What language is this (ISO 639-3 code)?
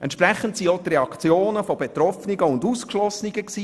gsw